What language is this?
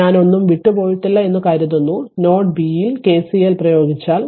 Malayalam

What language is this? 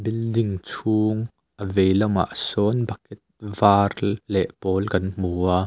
Mizo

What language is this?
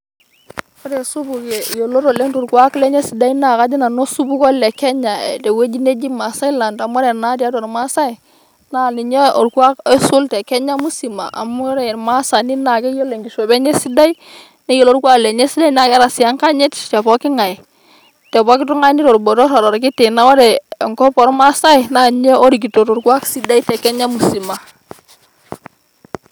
Masai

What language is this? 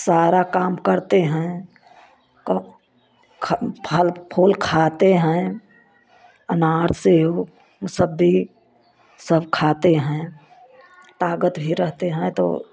Hindi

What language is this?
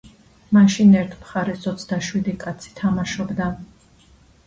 Georgian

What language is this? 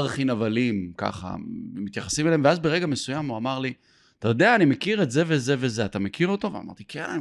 Hebrew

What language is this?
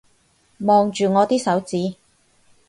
Cantonese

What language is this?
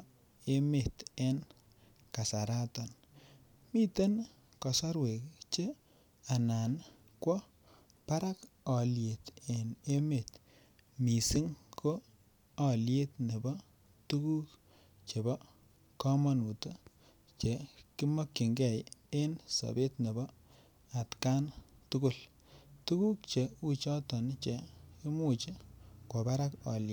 Kalenjin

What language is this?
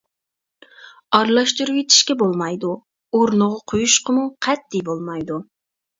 Uyghur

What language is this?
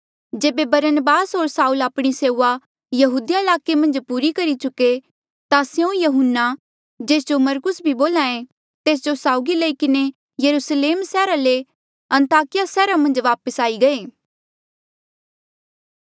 Mandeali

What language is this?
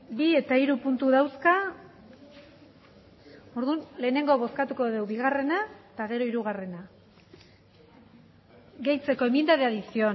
Basque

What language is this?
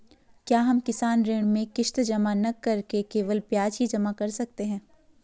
Hindi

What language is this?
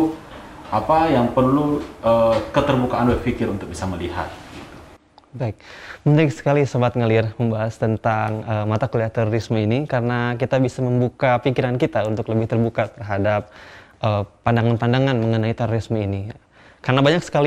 Indonesian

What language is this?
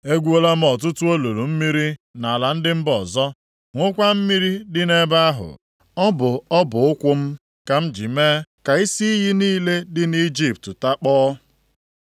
Igbo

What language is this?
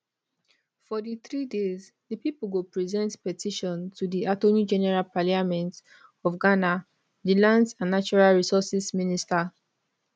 Nigerian Pidgin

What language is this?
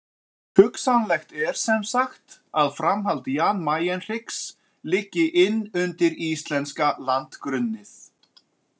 Icelandic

